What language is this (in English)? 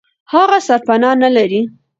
Pashto